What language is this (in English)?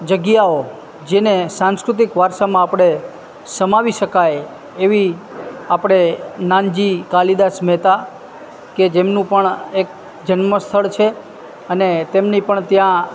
Gujarati